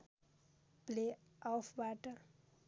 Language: Nepali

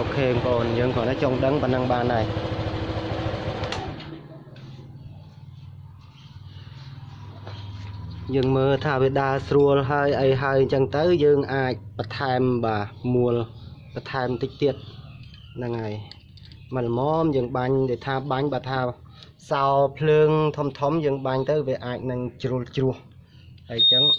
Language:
Vietnamese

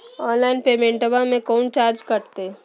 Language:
Magahi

